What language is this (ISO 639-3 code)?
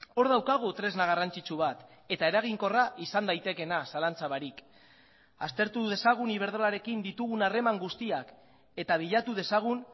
eus